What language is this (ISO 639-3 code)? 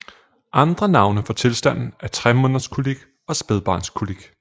dan